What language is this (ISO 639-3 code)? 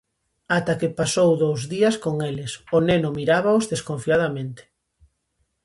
glg